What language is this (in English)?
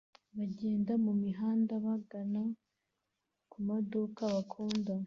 Kinyarwanda